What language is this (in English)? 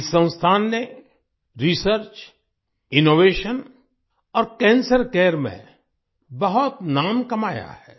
Hindi